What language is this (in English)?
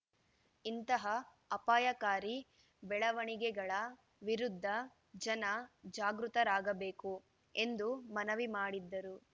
Kannada